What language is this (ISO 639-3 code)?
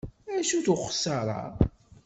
kab